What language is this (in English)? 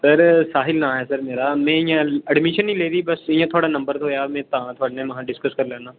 Dogri